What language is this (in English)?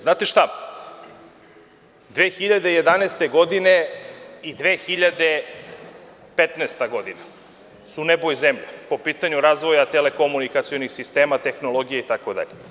Serbian